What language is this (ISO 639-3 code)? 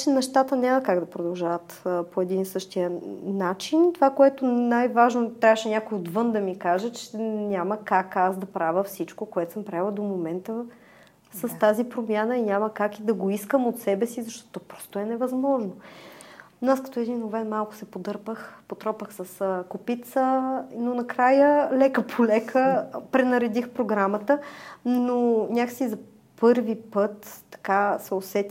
bul